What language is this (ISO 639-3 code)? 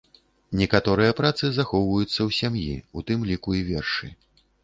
bel